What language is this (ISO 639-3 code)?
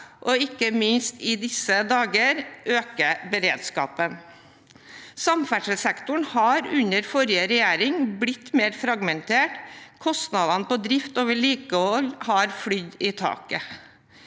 nor